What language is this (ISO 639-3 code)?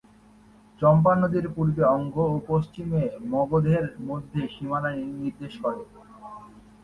ben